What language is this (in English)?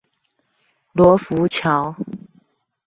Chinese